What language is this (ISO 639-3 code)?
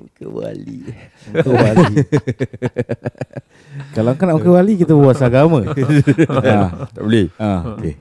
msa